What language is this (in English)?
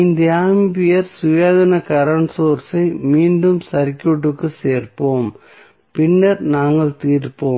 Tamil